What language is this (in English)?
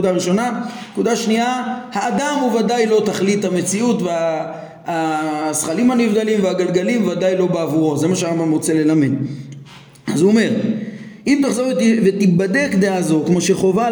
Hebrew